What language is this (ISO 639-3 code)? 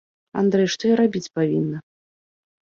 bel